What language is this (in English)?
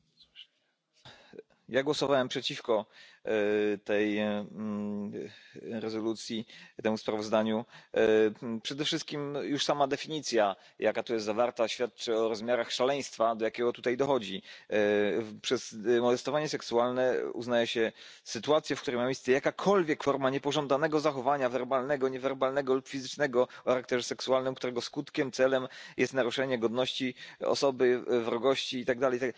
Polish